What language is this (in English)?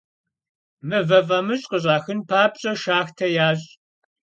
Kabardian